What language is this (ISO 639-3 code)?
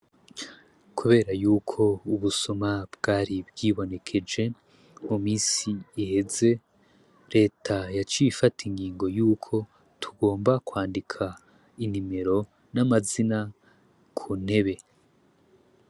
run